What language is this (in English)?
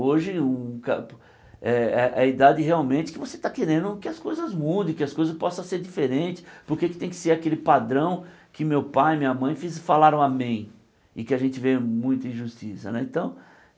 Portuguese